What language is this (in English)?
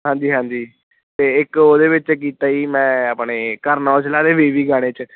Punjabi